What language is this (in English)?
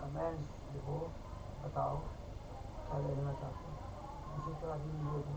Hindi